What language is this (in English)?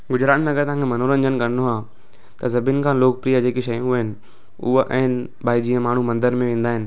Sindhi